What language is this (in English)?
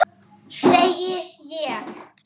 Icelandic